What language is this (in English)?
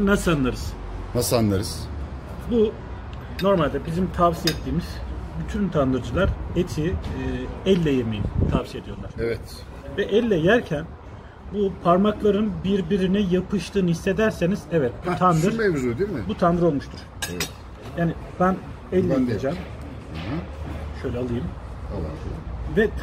Turkish